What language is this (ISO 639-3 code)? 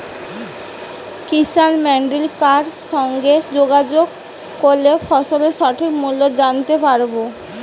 ben